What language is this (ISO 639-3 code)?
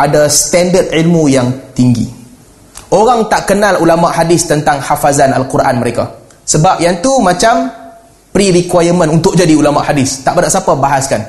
msa